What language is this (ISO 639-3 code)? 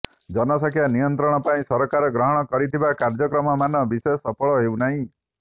ori